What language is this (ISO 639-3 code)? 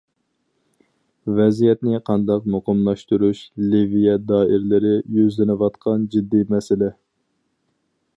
uig